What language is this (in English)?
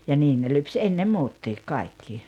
Finnish